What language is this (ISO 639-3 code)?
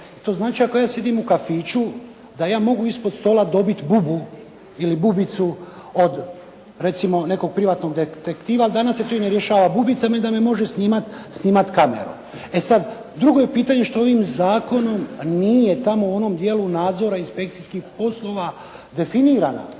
hrv